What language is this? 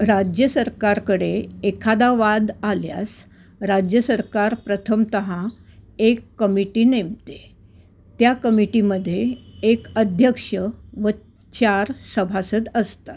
Marathi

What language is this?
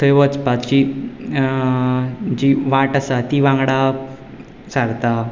Konkani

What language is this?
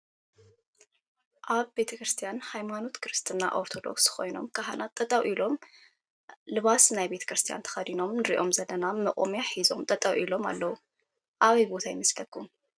Tigrinya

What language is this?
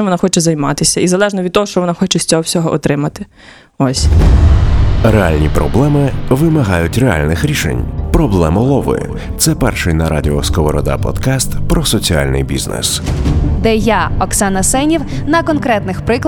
Ukrainian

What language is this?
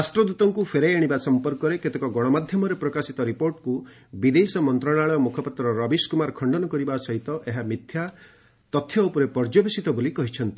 Odia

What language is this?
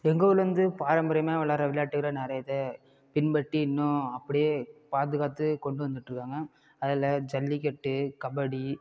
Tamil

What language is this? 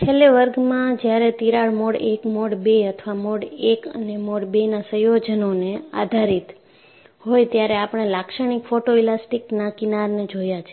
Gujarati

